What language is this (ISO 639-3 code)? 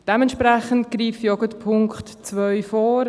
gsw